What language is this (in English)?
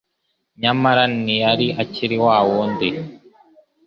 Kinyarwanda